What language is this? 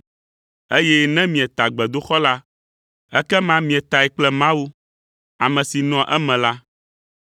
Ewe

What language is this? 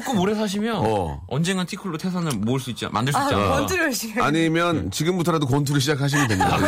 Korean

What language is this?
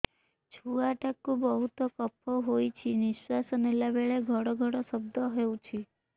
Odia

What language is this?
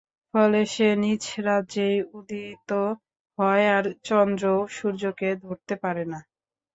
Bangla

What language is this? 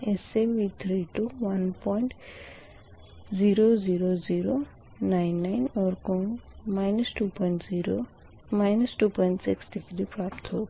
Hindi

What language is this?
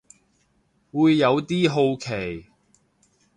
Cantonese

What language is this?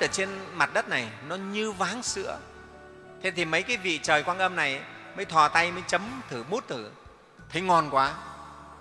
Vietnamese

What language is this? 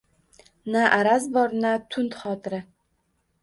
Uzbek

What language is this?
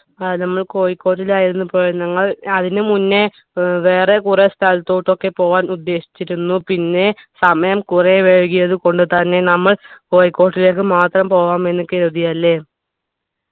Malayalam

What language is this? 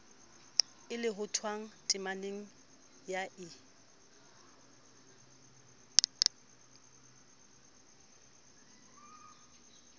Southern Sotho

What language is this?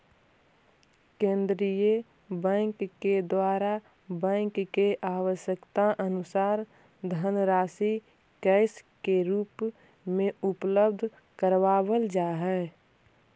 Magahi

